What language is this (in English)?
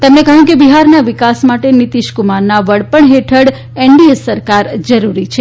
Gujarati